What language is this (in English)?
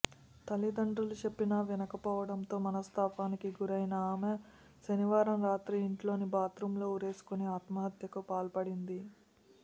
Telugu